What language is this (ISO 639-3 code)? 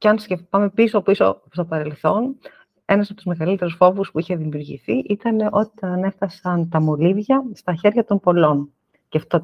ell